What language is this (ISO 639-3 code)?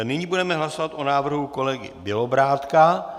ces